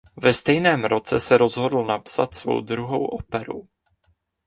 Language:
Czech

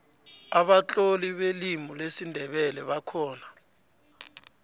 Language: South Ndebele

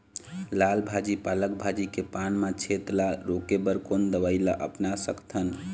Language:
Chhattisgarhi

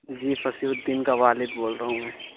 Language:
Urdu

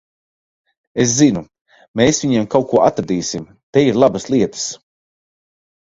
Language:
Latvian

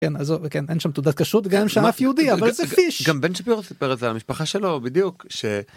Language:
Hebrew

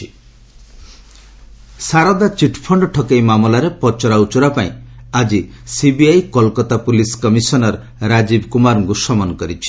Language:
Odia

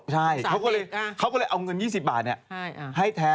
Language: Thai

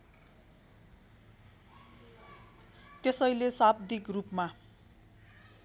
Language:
Nepali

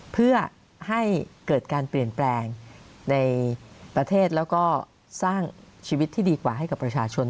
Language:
Thai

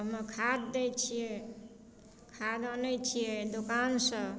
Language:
Maithili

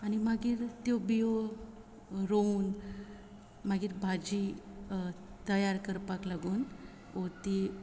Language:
Konkani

